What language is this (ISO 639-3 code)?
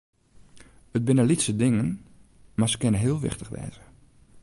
fry